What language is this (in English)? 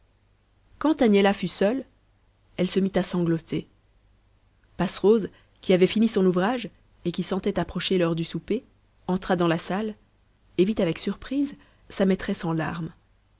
French